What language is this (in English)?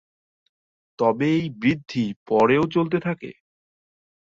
Bangla